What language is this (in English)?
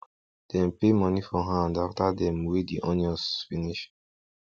Nigerian Pidgin